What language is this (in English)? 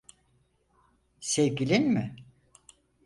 Turkish